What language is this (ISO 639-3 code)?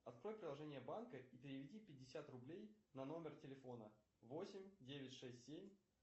rus